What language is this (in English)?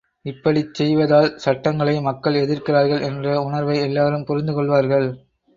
Tamil